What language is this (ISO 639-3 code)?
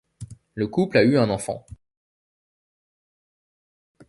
fra